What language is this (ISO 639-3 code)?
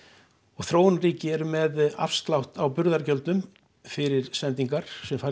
isl